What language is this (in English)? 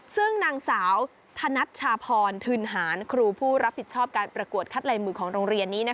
Thai